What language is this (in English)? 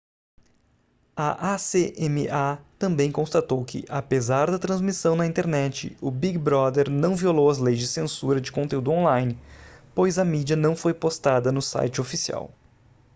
Portuguese